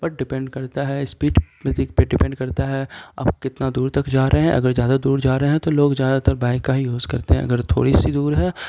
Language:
Urdu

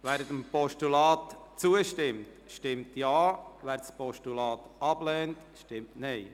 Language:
Swiss German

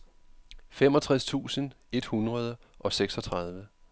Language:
Danish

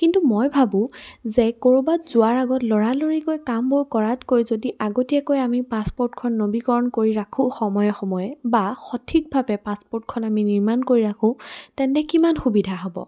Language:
Assamese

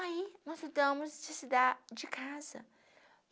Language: Portuguese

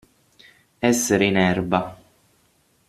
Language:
Italian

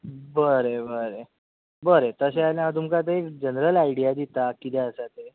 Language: Konkani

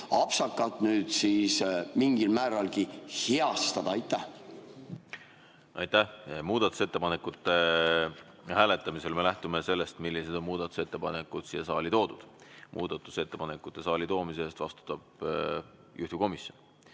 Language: Estonian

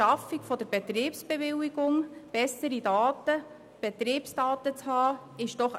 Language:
Swiss German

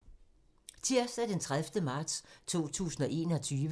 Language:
Danish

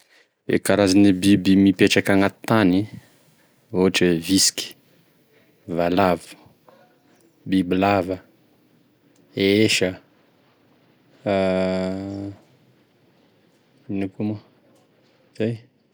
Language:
Tesaka Malagasy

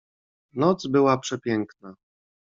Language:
Polish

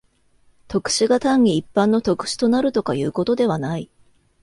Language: Japanese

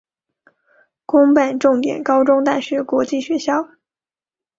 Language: Chinese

